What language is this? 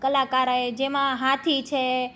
Gujarati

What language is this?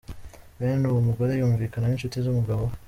Kinyarwanda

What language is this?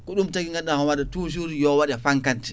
Fula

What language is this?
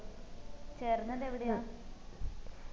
Malayalam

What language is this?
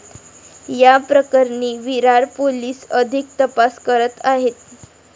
Marathi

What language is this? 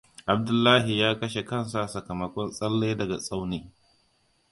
Hausa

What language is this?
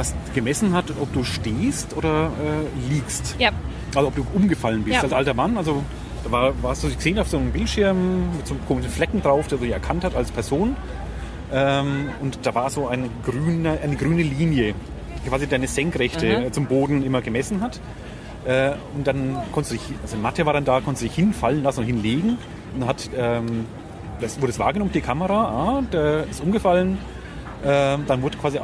German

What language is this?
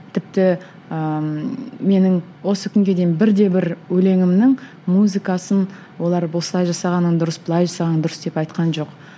Kazakh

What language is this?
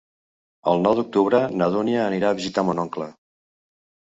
Catalan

